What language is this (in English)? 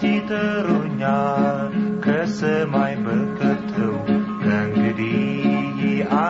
Amharic